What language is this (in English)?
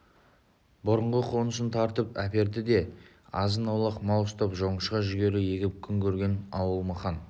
Kazakh